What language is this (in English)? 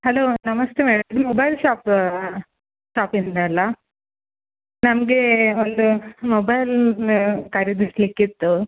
Kannada